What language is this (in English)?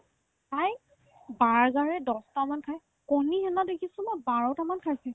Assamese